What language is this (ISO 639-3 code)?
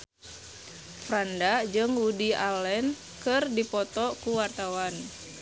sun